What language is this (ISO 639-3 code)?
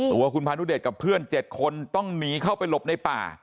tha